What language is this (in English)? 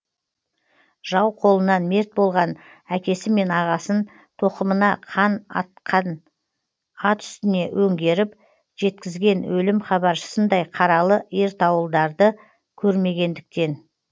Kazakh